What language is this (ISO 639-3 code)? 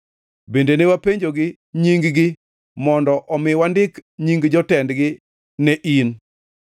luo